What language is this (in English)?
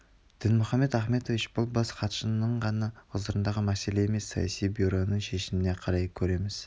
Kazakh